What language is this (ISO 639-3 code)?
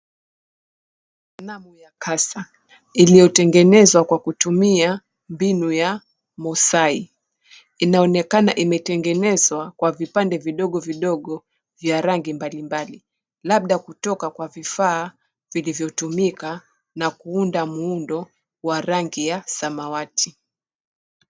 swa